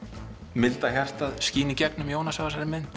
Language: Icelandic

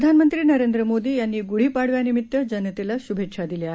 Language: Marathi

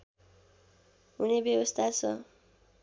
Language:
Nepali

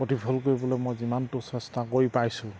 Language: Assamese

